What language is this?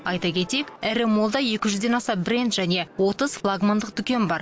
Kazakh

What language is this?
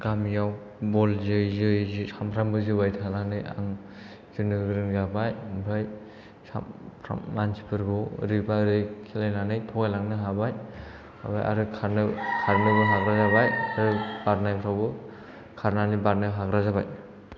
Bodo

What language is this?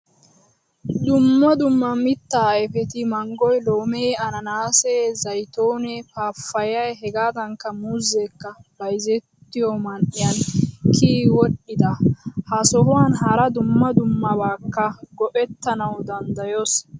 Wolaytta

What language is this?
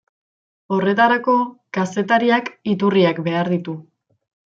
Basque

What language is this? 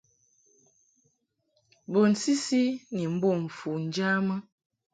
Mungaka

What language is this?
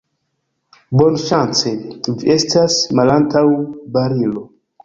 Esperanto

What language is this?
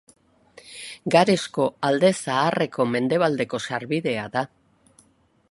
Basque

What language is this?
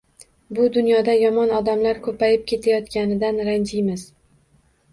Uzbek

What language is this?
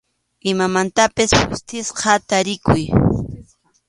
Arequipa-La Unión Quechua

